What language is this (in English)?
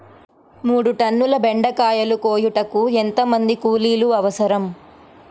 Telugu